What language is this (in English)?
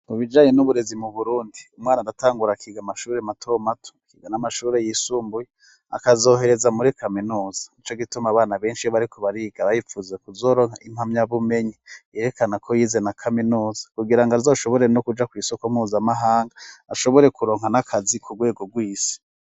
Rundi